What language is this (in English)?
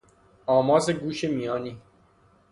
Persian